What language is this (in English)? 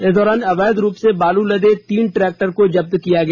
Hindi